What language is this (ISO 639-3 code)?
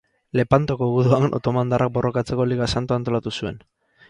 eus